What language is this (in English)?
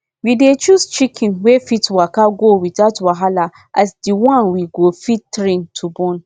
Nigerian Pidgin